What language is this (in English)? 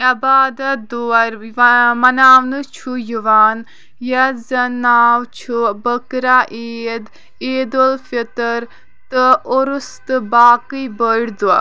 Kashmiri